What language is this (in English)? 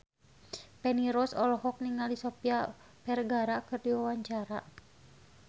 Sundanese